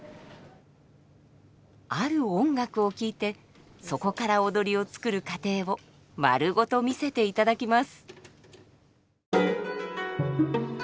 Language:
Japanese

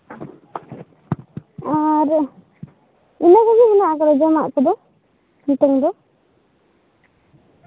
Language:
Santali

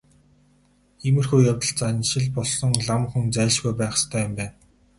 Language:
Mongolian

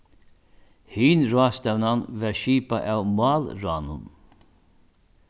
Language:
Faroese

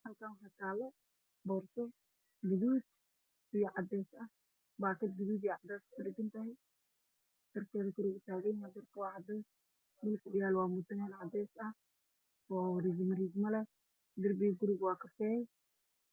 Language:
Somali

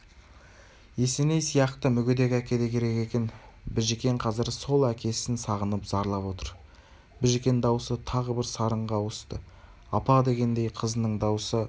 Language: Kazakh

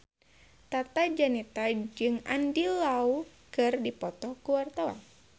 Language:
Sundanese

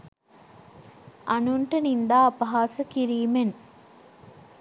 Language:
Sinhala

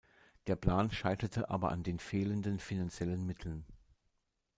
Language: German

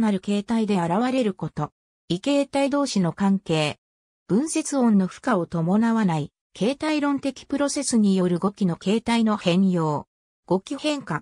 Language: Japanese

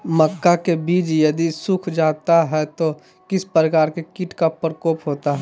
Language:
Magahi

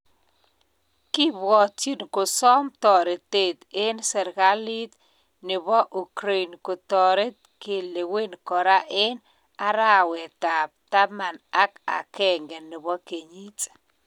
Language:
Kalenjin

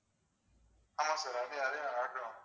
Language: Tamil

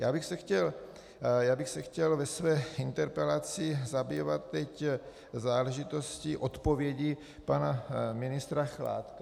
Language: Czech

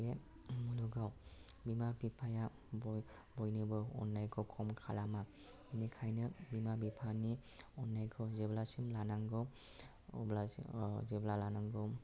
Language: Bodo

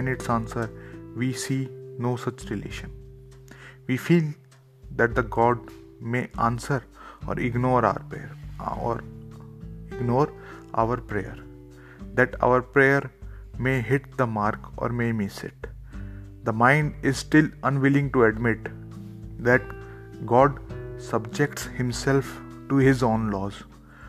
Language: Hindi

